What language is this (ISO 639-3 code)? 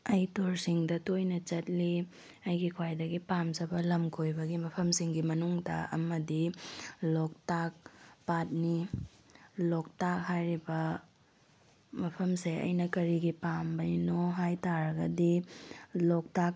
mni